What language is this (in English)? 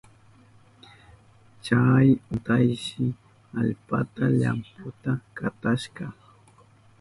Southern Pastaza Quechua